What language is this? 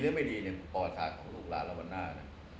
Thai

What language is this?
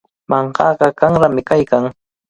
Cajatambo North Lima Quechua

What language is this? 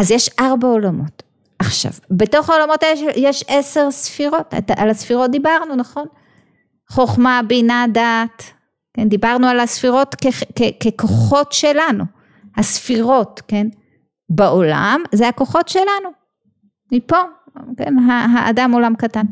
Hebrew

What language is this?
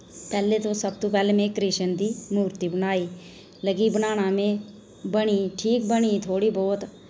Dogri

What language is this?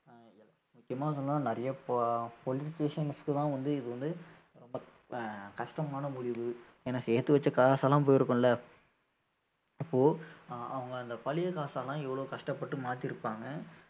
Tamil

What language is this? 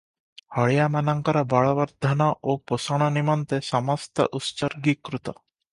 Odia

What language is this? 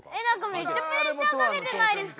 Japanese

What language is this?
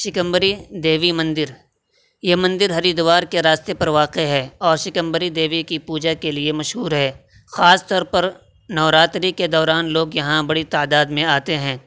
Urdu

